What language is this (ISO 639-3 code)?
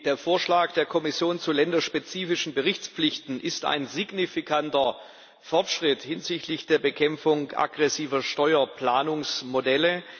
deu